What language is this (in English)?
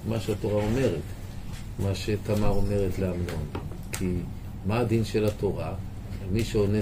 Hebrew